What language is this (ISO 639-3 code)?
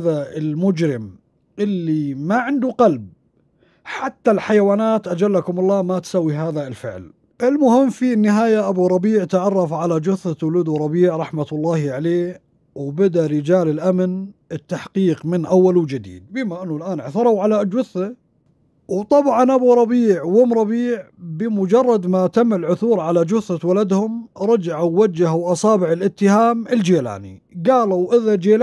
ara